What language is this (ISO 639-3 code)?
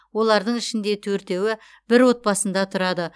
kaz